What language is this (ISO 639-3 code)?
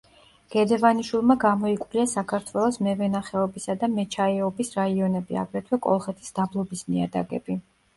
kat